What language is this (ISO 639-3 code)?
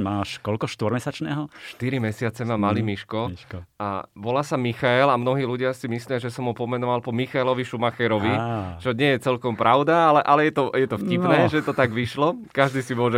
slk